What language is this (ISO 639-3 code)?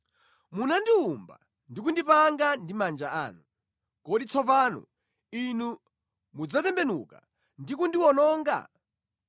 nya